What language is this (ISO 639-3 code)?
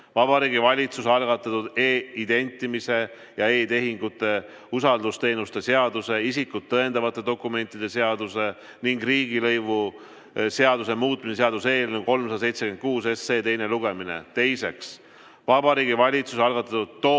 est